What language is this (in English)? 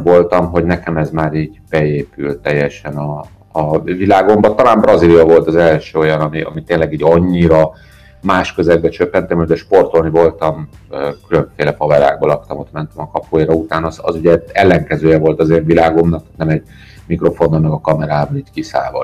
Hungarian